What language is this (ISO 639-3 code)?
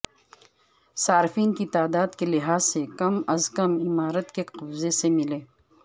urd